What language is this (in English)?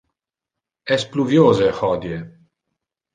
Interlingua